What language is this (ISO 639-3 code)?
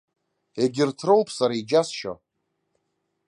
abk